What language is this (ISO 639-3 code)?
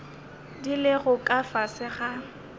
nso